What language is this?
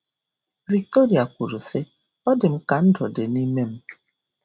Igbo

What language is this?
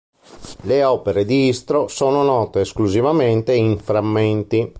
Italian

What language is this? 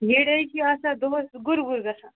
Kashmiri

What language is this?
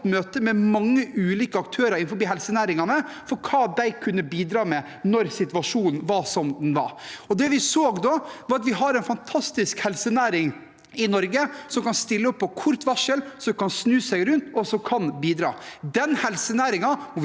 Norwegian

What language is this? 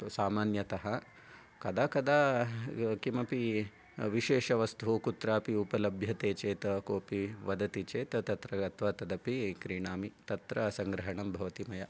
Sanskrit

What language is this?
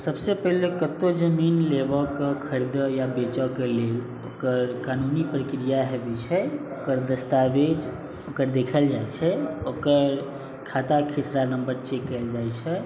Maithili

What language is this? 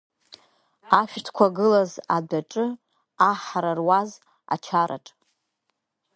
Abkhazian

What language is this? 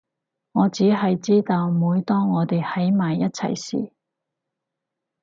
Cantonese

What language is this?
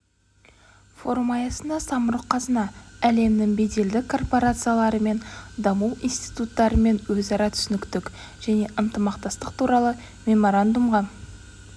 Kazakh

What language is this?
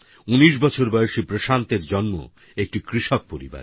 Bangla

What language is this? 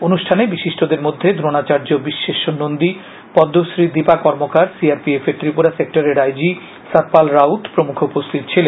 Bangla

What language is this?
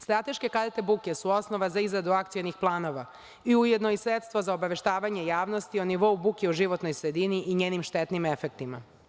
Serbian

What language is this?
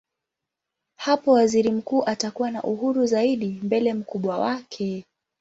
Swahili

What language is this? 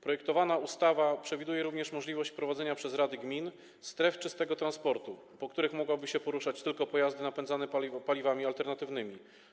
Polish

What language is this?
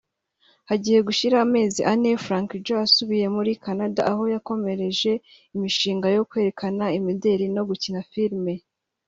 Kinyarwanda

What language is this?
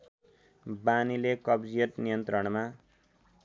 Nepali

